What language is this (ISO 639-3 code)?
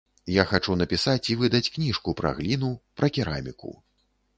bel